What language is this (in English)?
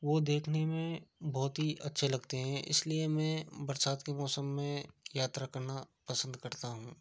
Hindi